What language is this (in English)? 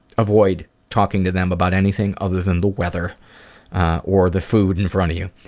English